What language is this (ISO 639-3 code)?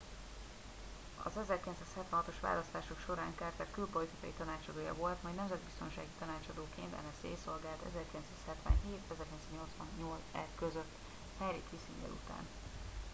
hun